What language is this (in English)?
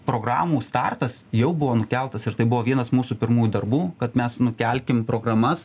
Lithuanian